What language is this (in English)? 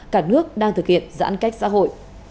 Vietnamese